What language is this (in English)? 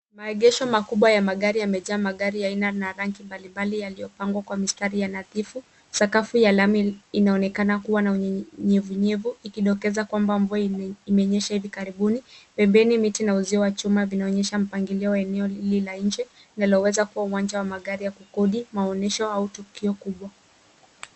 Swahili